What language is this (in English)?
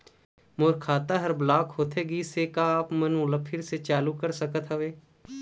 Chhattisgarhi